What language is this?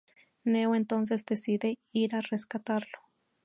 Spanish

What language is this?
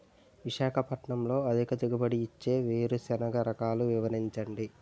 Telugu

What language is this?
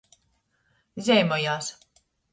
Latgalian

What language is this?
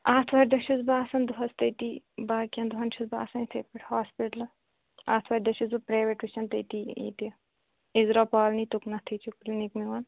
Kashmiri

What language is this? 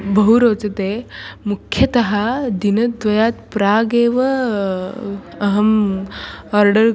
Sanskrit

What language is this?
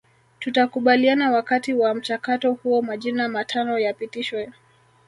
Swahili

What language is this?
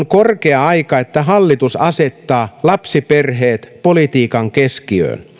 Finnish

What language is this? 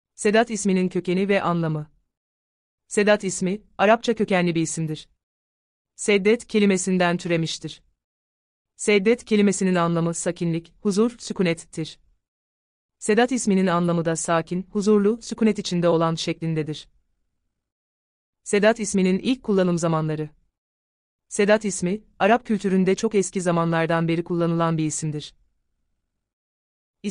Turkish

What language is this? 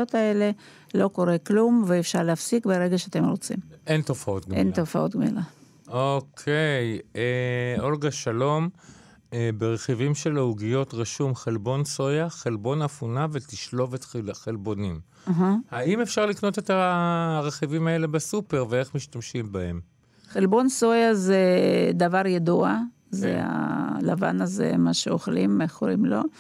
Hebrew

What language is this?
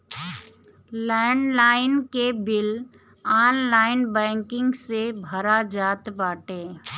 Bhojpuri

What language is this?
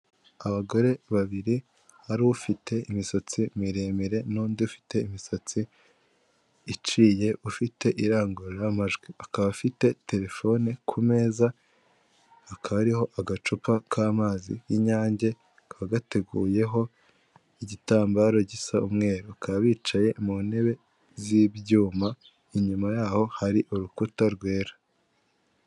Kinyarwanda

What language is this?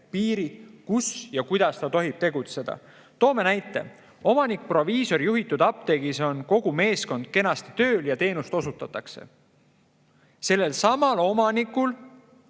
Estonian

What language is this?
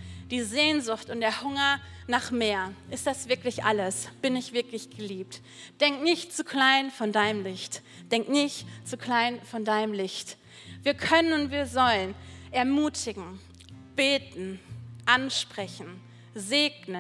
German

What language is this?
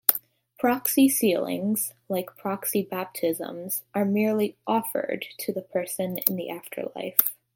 English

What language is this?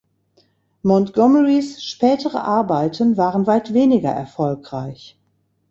German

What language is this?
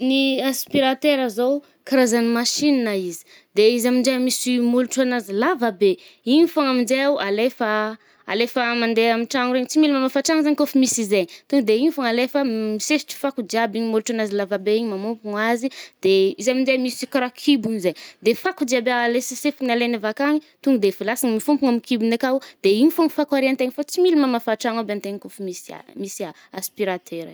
Northern Betsimisaraka Malagasy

